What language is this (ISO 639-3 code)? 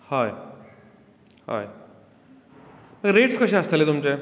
kok